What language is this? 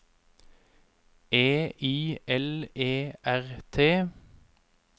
Norwegian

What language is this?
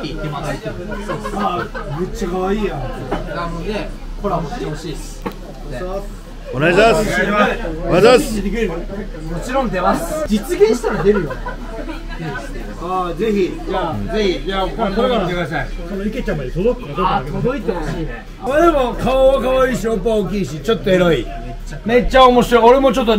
Japanese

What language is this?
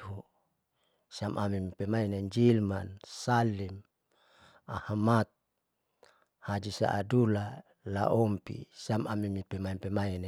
Saleman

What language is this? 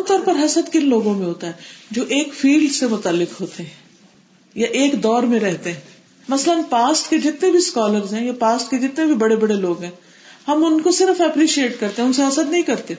Urdu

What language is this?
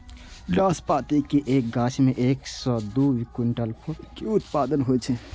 Maithili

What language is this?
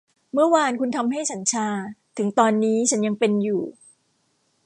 Thai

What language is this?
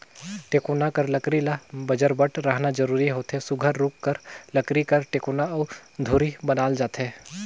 Chhattisgarhi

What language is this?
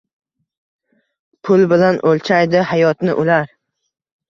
Uzbek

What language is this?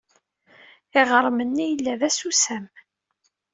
Kabyle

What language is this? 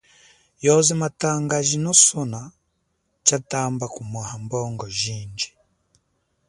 Chokwe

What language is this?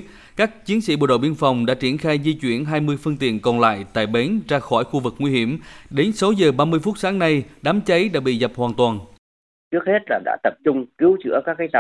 Vietnamese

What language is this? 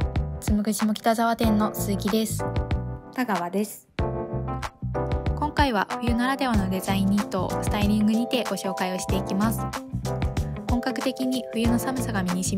Japanese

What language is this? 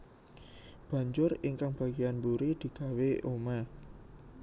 Javanese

